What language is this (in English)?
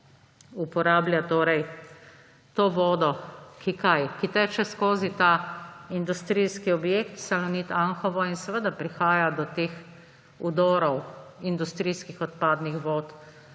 Slovenian